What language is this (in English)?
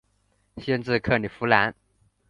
Chinese